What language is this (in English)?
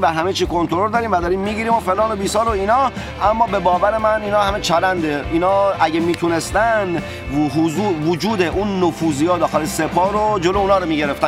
Persian